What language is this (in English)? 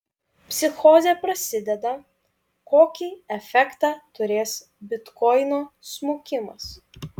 Lithuanian